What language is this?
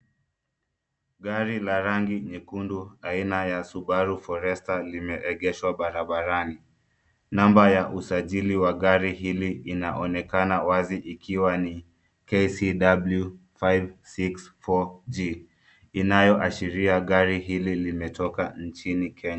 Swahili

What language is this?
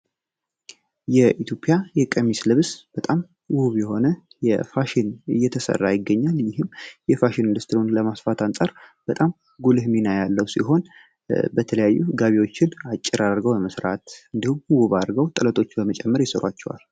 Amharic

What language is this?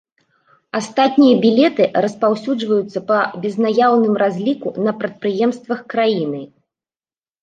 Belarusian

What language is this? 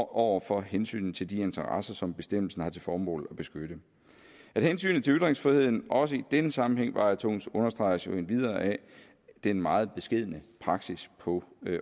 Danish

